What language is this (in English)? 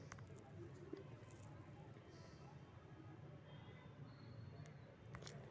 Magahi